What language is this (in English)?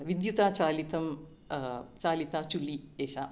Sanskrit